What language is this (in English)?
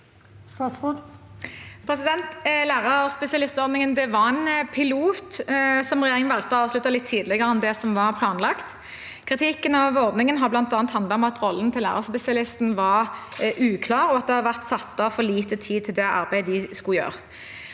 Norwegian